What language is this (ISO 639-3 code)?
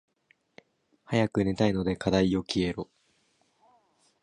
jpn